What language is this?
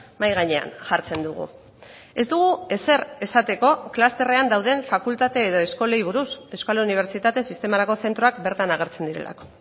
Basque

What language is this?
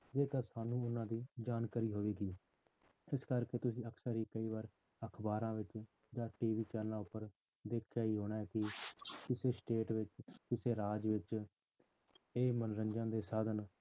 Punjabi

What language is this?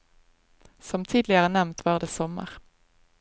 Norwegian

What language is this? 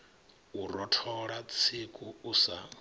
Venda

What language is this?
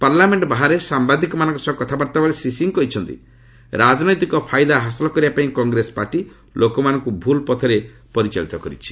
Odia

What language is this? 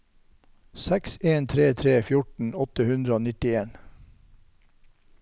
Norwegian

